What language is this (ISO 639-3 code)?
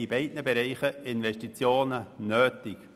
gsw